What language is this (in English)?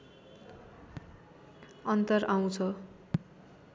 Nepali